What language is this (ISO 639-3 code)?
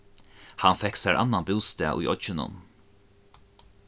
fao